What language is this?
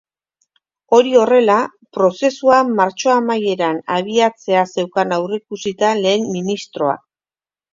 Basque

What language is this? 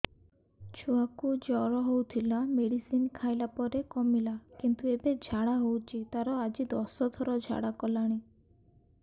Odia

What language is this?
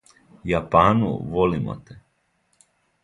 Serbian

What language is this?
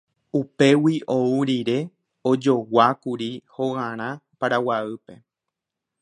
Guarani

